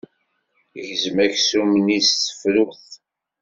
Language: Kabyle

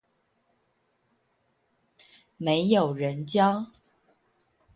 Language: Chinese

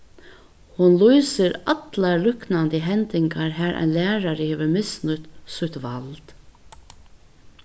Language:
Faroese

